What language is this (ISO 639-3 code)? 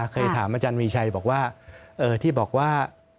tha